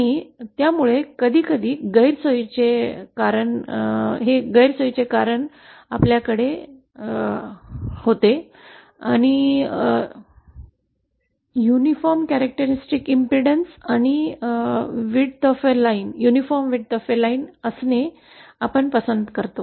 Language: Marathi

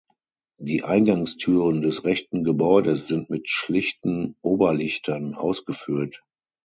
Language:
German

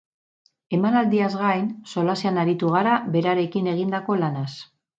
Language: Basque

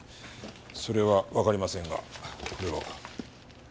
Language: Japanese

